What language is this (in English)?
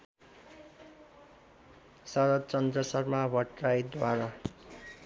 Nepali